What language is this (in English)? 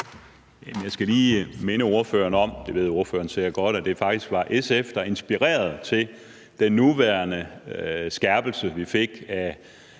Danish